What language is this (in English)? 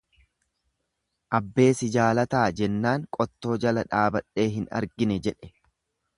Oromo